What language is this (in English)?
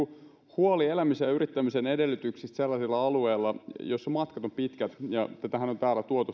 Finnish